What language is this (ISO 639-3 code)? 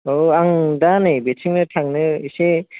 brx